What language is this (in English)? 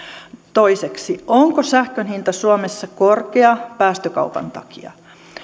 Finnish